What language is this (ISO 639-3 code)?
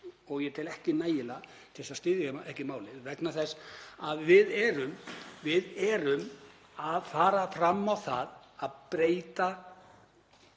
isl